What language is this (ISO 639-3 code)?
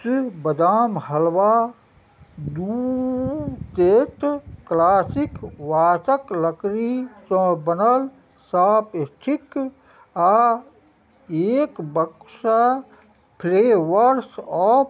mai